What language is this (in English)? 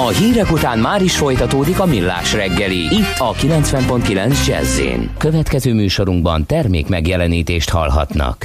Hungarian